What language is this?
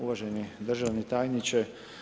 Croatian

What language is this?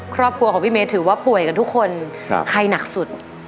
Thai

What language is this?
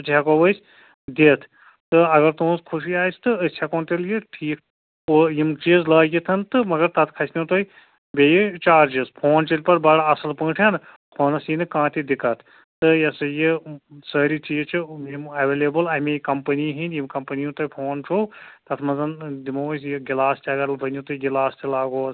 Kashmiri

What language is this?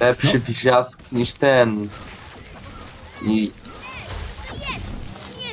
Polish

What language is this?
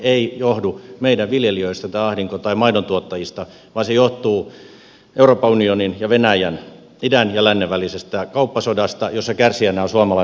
Finnish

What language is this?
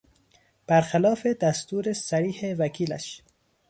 Persian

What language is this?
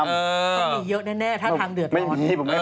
Thai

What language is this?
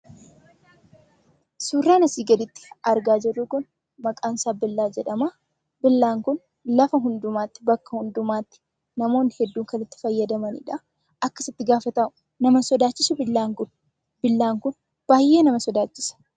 Oromo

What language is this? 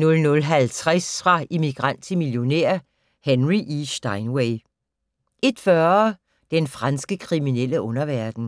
Danish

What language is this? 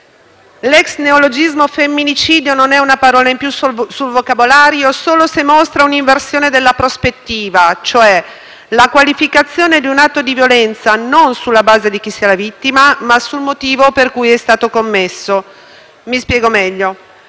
Italian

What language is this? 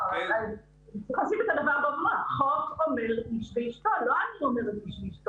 Hebrew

